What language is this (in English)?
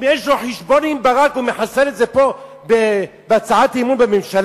Hebrew